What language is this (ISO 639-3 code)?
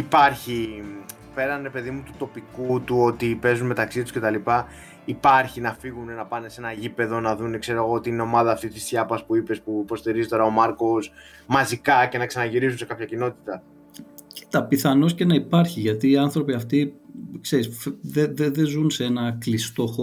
ell